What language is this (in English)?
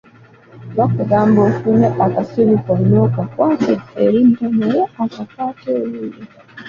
Ganda